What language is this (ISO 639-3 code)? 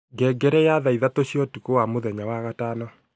kik